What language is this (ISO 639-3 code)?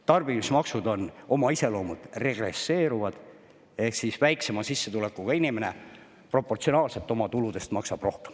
est